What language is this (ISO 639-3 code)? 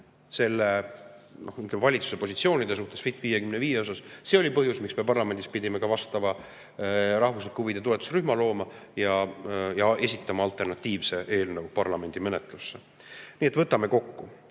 est